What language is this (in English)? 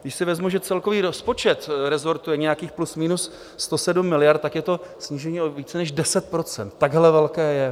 Czech